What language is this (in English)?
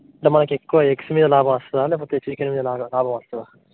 Telugu